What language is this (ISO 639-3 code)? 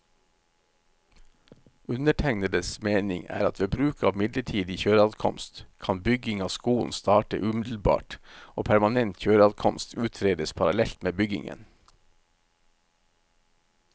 nor